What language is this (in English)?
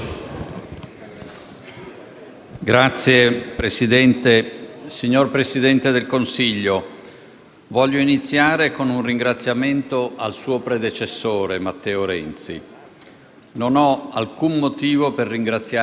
Italian